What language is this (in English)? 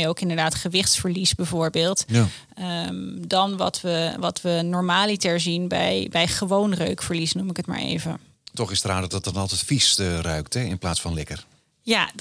Dutch